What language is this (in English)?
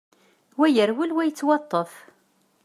Kabyle